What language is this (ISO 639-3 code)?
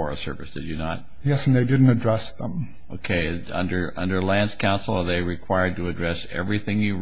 eng